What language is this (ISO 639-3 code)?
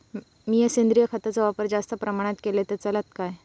mar